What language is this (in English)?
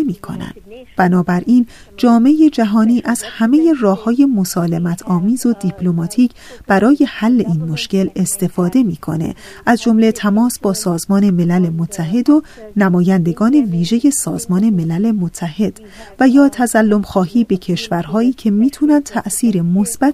Persian